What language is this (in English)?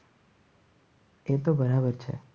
Gujarati